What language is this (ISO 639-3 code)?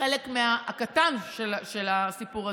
heb